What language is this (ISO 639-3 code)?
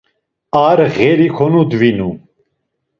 lzz